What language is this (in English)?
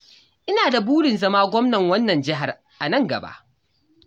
Hausa